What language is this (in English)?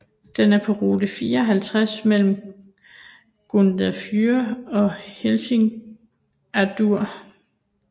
Danish